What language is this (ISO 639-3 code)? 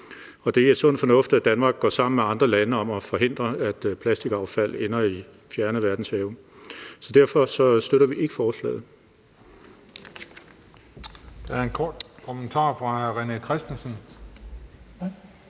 dan